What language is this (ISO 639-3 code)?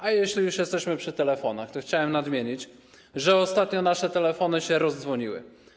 pol